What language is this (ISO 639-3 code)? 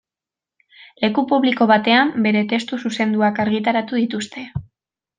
eus